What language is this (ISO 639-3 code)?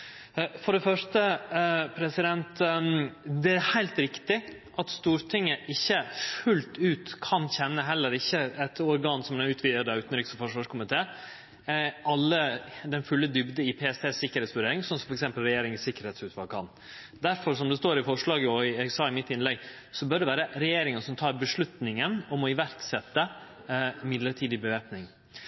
nno